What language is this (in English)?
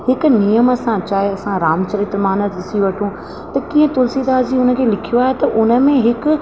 Sindhi